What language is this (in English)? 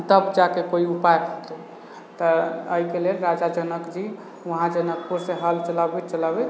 Maithili